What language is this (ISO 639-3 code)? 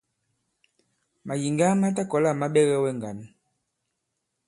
abb